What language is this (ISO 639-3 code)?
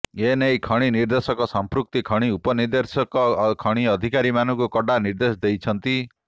ori